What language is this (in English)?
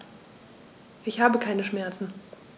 German